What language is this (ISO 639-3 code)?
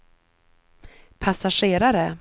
swe